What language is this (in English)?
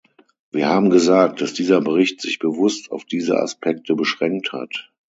German